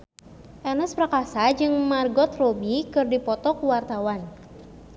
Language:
Sundanese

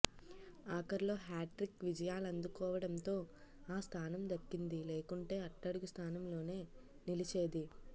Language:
Telugu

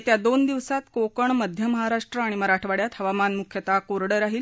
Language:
Marathi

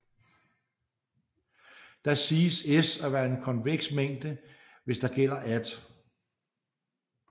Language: Danish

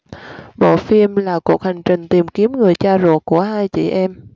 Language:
Vietnamese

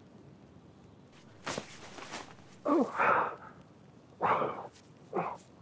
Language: Turkish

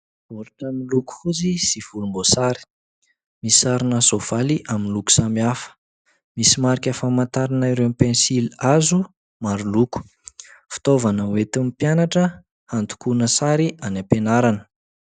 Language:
Malagasy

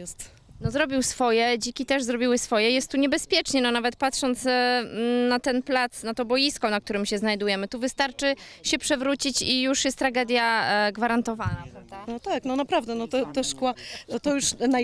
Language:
Polish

